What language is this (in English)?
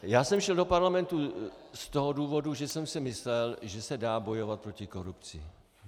Czech